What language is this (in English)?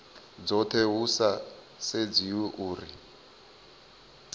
Venda